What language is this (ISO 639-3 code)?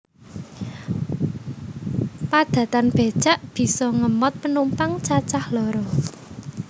jav